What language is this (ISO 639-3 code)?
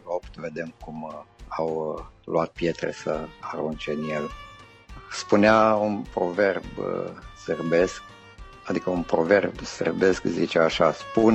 ron